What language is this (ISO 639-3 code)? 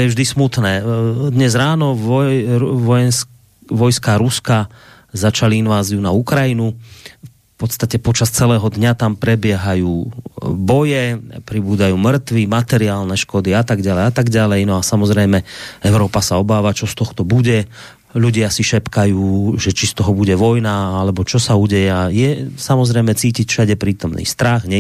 slk